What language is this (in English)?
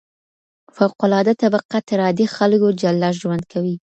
Pashto